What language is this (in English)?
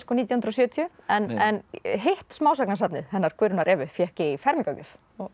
Icelandic